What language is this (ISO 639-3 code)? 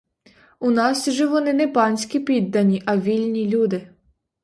ukr